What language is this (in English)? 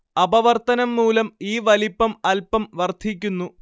Malayalam